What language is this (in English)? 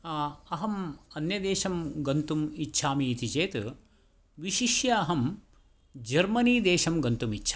Sanskrit